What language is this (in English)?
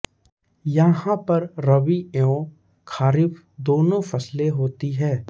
Hindi